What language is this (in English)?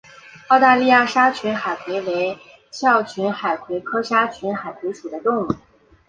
Chinese